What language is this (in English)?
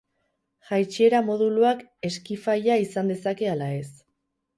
Basque